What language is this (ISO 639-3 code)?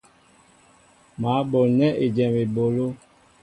mbo